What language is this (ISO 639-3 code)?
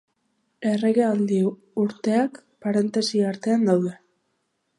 eus